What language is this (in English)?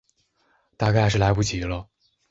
Chinese